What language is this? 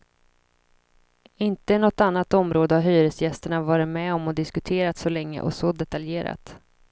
Swedish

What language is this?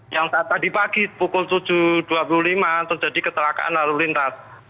Indonesian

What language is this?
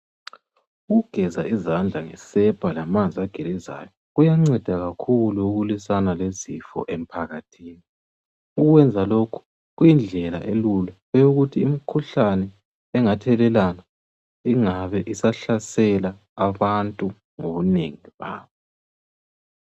North Ndebele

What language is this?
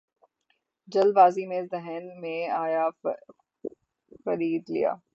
Urdu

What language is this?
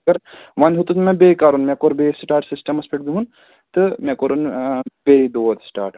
Kashmiri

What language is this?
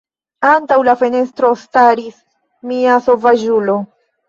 Esperanto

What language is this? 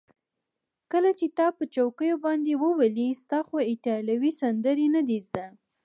Pashto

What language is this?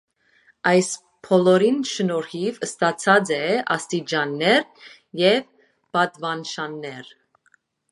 Armenian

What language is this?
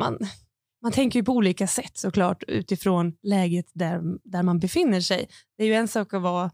Swedish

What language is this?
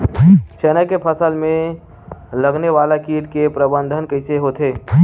Chhattisgarhi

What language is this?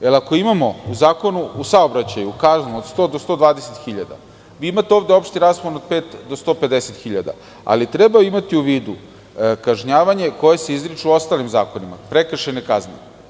Serbian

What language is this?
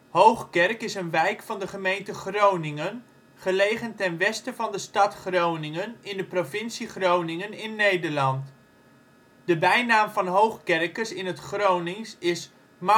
Dutch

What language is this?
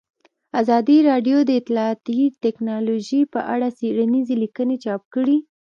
Pashto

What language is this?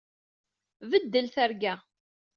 Kabyle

